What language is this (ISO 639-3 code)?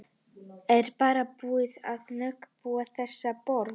isl